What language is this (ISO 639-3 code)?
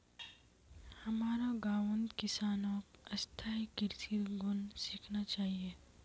mag